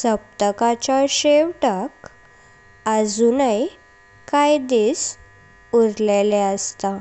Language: Konkani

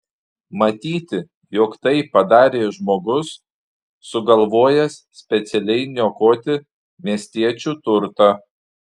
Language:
Lithuanian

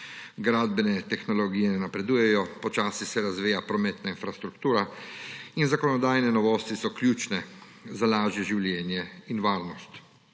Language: Slovenian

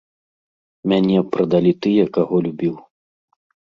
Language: Belarusian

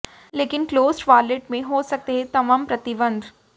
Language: Hindi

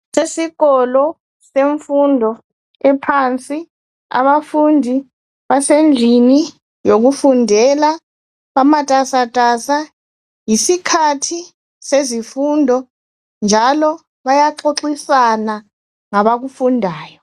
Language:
North Ndebele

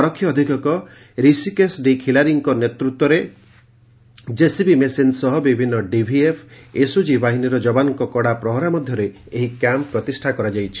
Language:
Odia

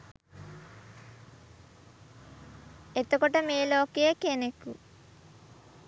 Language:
Sinhala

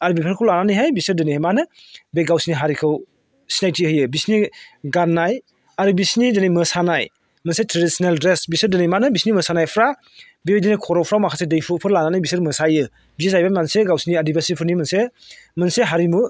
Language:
Bodo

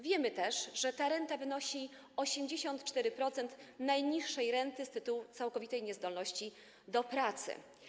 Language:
Polish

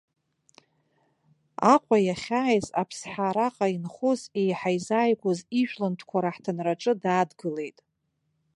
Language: Abkhazian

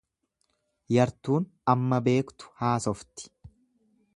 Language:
Oromo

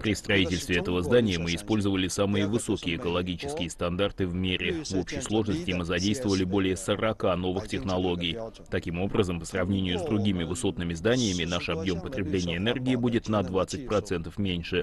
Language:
Russian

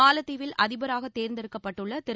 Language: Tamil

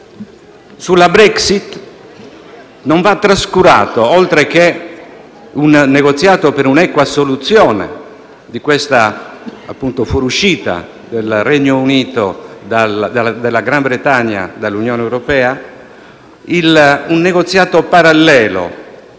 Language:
Italian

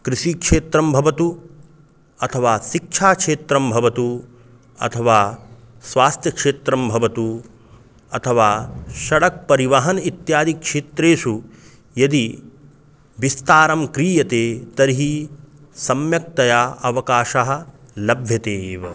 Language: Sanskrit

